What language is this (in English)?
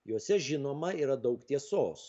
Lithuanian